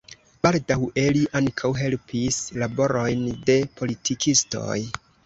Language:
Esperanto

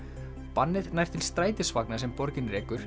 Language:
Icelandic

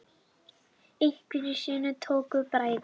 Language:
Icelandic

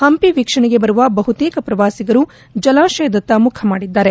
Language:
Kannada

